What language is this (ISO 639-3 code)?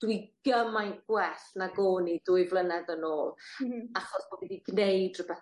cym